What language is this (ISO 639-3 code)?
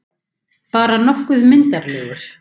isl